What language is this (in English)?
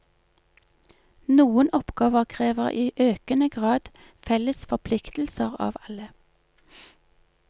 Norwegian